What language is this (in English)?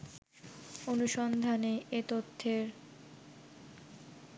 Bangla